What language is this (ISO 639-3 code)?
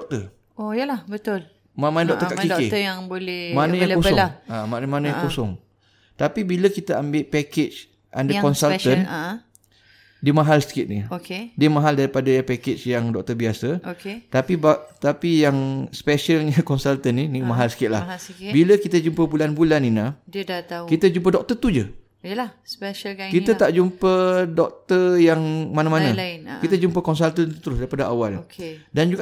msa